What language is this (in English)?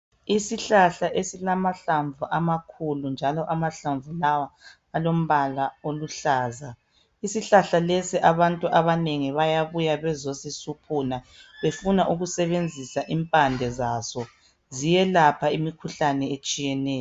North Ndebele